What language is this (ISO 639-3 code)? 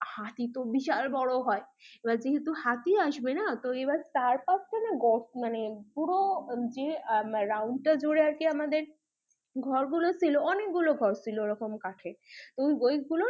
ben